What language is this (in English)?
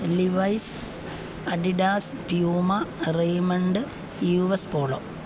Malayalam